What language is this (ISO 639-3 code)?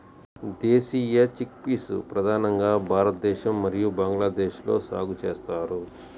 tel